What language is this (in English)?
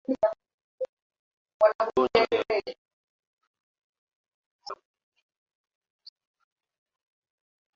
Swahili